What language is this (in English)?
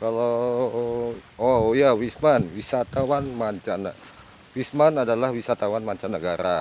Indonesian